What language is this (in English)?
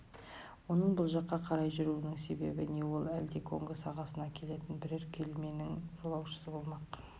Kazakh